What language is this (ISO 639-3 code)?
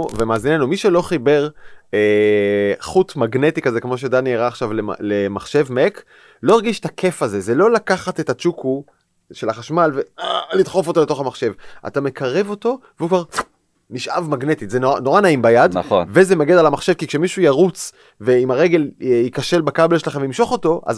heb